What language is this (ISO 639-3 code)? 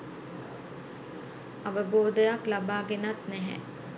sin